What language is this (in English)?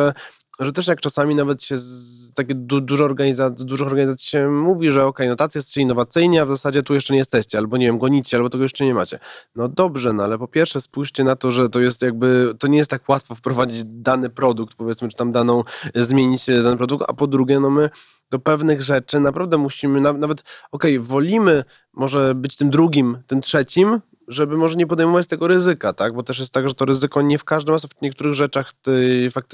Polish